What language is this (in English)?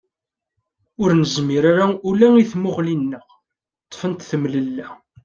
Kabyle